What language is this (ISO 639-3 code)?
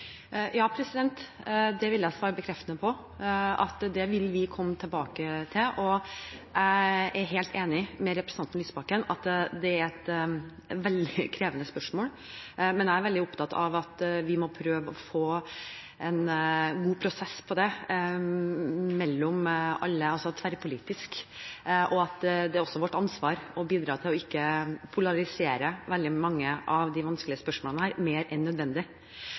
nob